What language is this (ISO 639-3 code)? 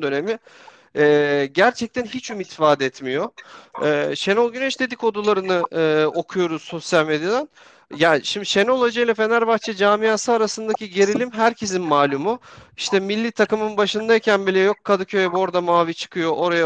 tur